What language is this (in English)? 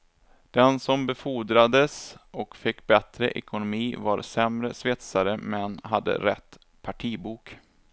Swedish